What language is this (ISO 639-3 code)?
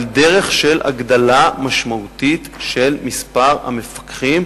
heb